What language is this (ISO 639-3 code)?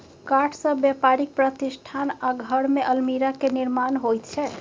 mai